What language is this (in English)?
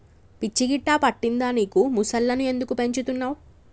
Telugu